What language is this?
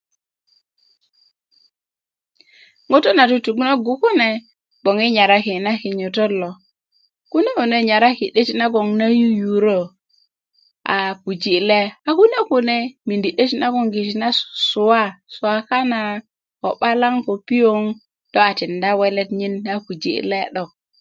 Kuku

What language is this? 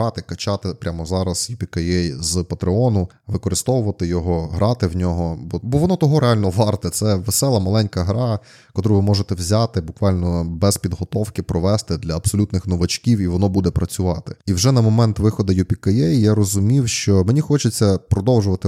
Ukrainian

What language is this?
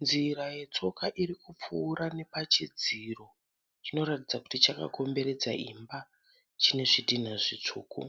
Shona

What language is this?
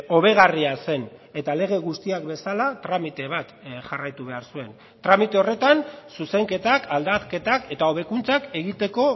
Basque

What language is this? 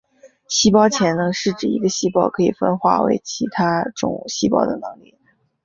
Chinese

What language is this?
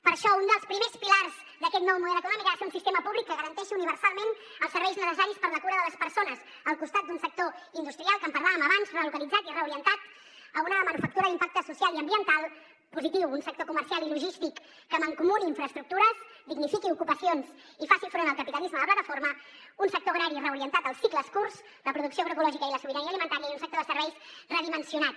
Catalan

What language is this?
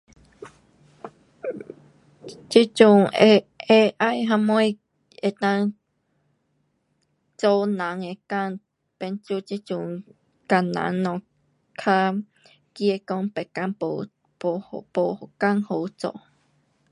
Pu-Xian Chinese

